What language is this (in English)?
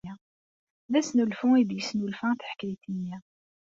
Kabyle